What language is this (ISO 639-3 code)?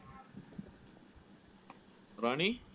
tam